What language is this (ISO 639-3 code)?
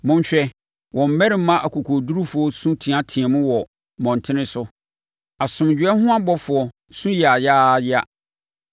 aka